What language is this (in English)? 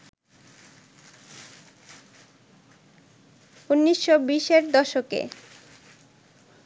Bangla